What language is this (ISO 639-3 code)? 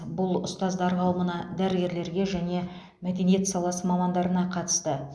kaz